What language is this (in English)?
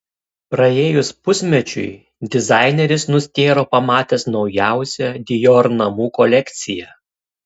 Lithuanian